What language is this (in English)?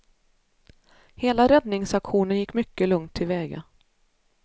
Swedish